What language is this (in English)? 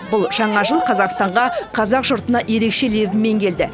Kazakh